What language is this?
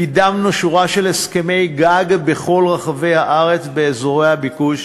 Hebrew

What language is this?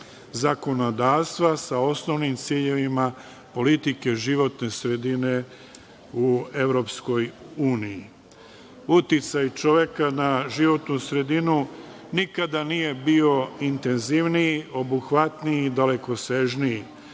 Serbian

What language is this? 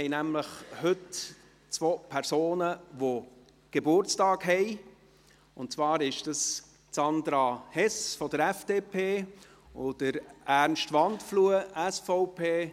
Swiss German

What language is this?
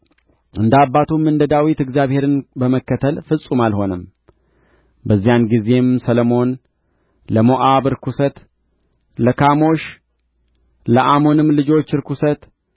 Amharic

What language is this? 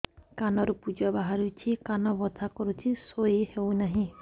Odia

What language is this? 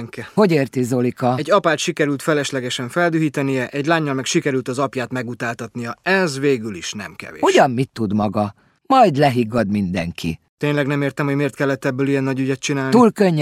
Hungarian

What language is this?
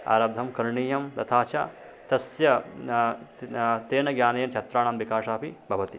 Sanskrit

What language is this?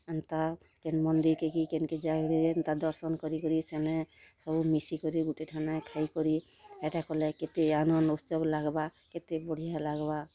Odia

